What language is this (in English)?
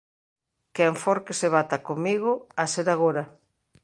Galician